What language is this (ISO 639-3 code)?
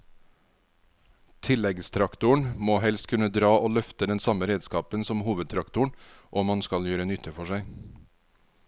nor